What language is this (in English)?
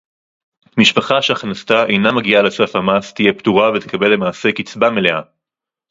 Hebrew